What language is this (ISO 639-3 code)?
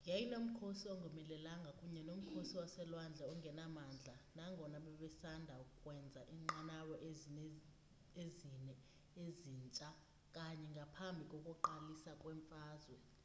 xho